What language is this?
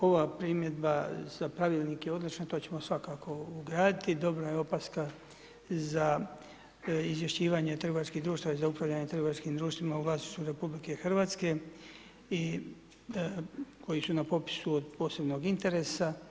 Croatian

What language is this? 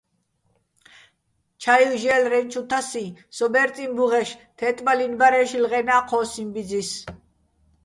Bats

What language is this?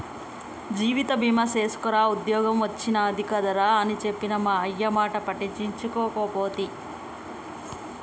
Telugu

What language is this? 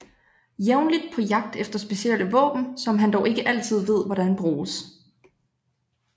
Danish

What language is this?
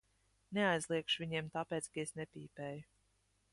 Latvian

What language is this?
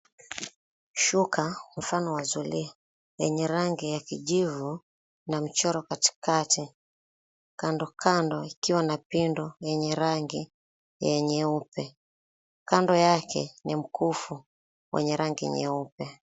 Swahili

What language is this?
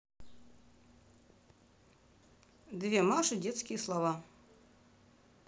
Russian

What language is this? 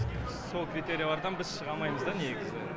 Kazakh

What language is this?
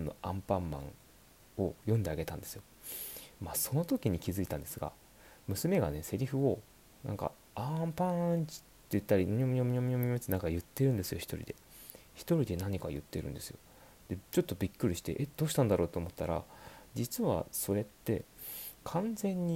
Japanese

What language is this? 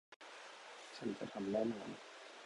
Thai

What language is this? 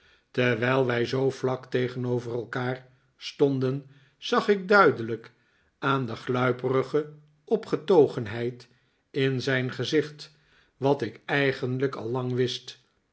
Dutch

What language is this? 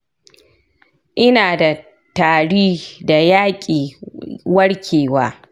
Hausa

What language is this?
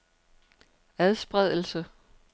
Danish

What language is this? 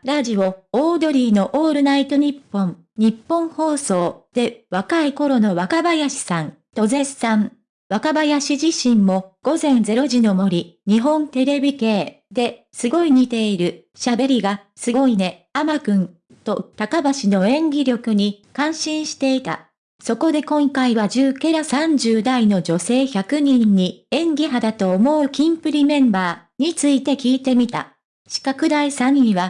Japanese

